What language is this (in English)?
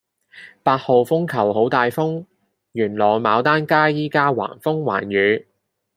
Cantonese